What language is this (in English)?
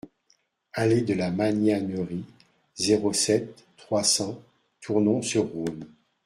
French